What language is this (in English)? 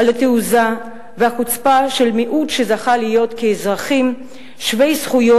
Hebrew